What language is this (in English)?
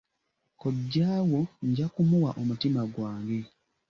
Ganda